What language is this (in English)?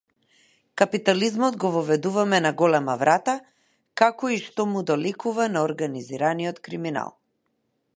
Macedonian